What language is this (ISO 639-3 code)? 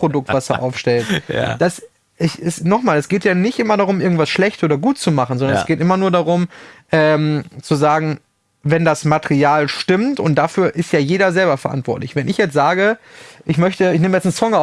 deu